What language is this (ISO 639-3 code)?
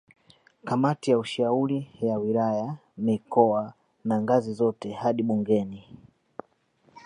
swa